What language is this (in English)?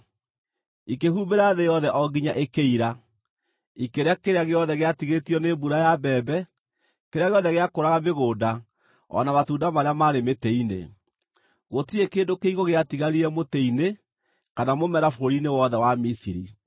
Kikuyu